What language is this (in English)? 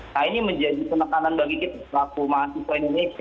Indonesian